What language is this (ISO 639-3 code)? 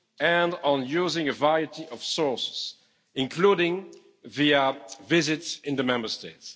eng